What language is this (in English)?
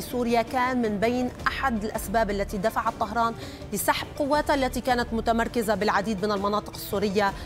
Arabic